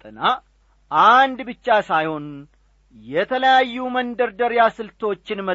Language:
Amharic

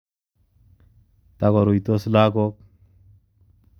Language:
Kalenjin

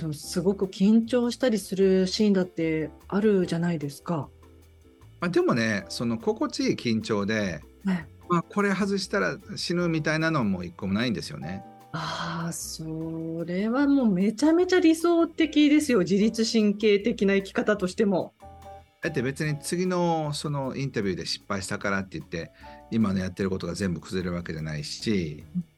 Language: Japanese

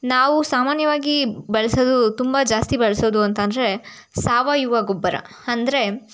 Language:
Kannada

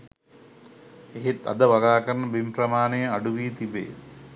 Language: Sinhala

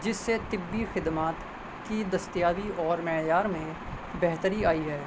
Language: Urdu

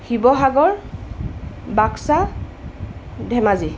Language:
Assamese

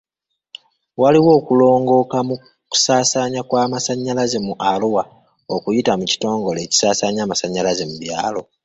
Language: Ganda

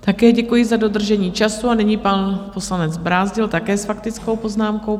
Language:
Czech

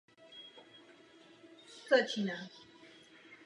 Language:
Czech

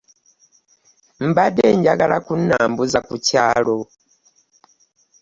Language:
Ganda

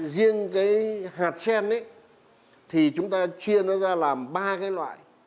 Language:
Vietnamese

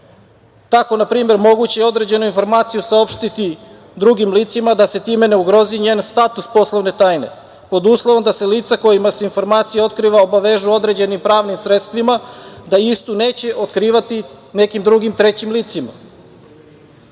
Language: Serbian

